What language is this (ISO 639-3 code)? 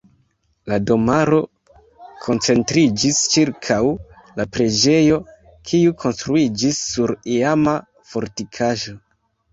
epo